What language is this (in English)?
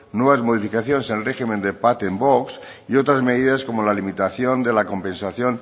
Spanish